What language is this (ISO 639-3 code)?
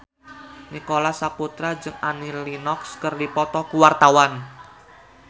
sun